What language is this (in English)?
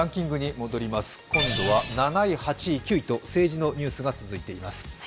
Japanese